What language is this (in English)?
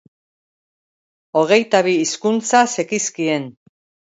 Basque